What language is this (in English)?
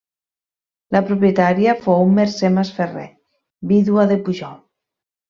Catalan